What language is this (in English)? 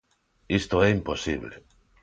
Galician